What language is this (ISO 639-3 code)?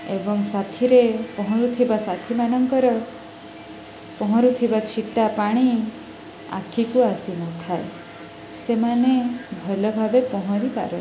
ori